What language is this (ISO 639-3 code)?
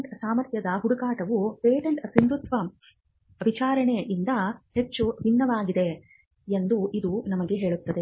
kan